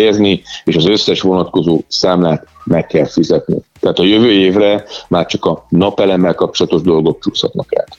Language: Hungarian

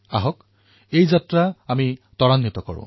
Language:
Assamese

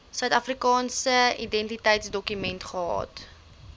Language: Afrikaans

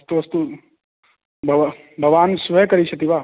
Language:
Sanskrit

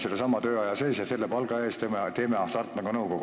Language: Estonian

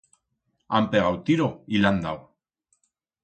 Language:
Aragonese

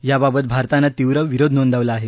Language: Marathi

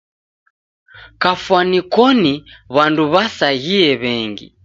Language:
Taita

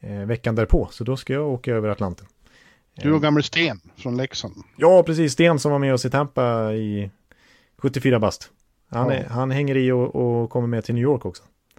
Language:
Swedish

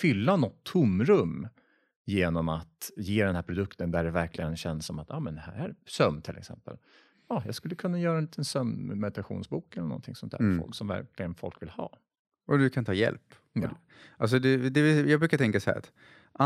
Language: Swedish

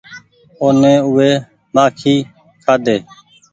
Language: Goaria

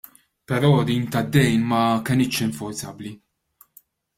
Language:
Maltese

